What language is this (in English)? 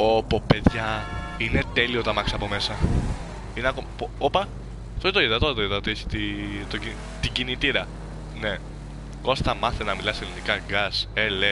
Greek